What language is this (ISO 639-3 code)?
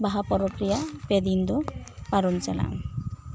sat